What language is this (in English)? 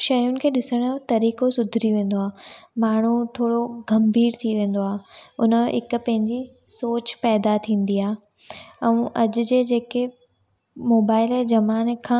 Sindhi